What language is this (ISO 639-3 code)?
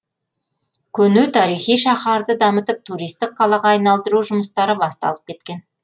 kaz